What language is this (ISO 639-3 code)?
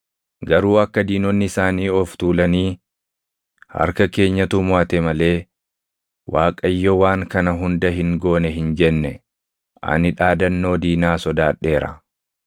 orm